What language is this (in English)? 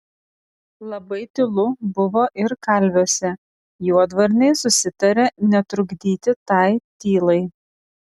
Lithuanian